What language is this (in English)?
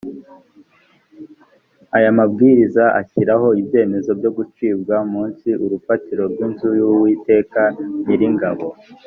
Kinyarwanda